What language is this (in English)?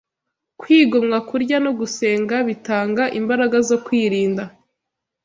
Kinyarwanda